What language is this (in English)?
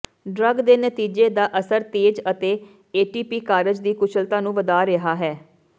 Punjabi